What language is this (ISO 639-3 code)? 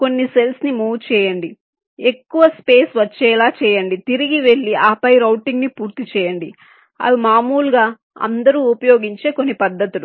tel